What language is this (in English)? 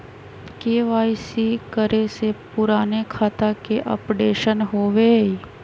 Magahi